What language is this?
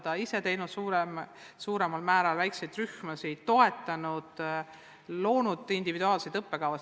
Estonian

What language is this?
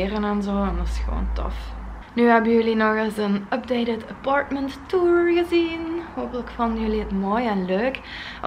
Dutch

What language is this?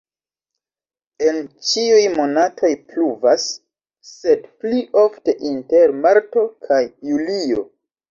Esperanto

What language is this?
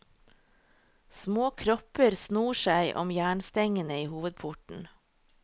Norwegian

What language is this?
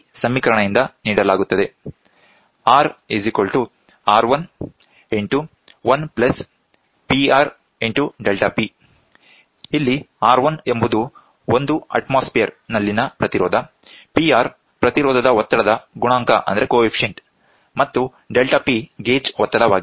Kannada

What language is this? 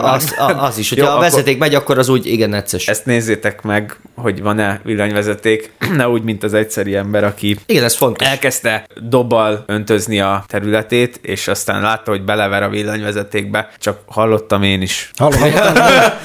Hungarian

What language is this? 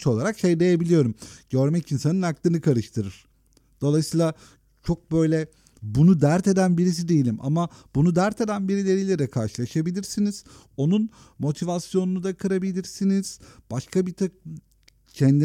Turkish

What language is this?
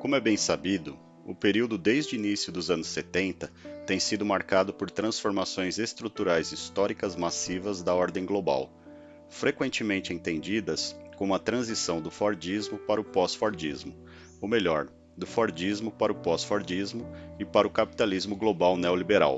Portuguese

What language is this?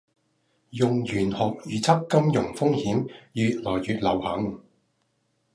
Cantonese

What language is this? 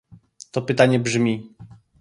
Polish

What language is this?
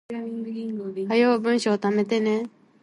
Japanese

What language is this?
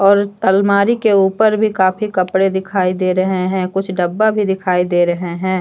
Hindi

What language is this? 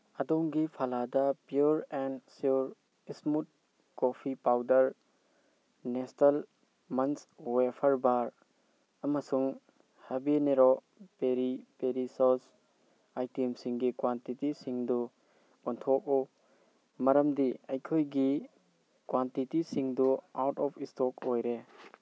Manipuri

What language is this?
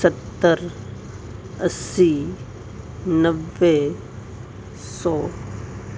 Urdu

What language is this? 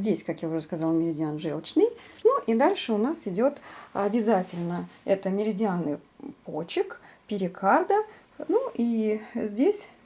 Russian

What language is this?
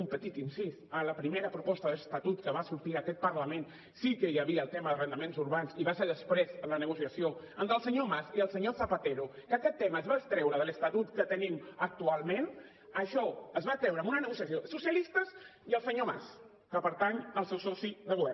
Catalan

